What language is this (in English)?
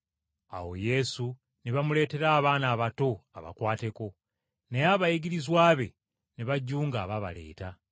Ganda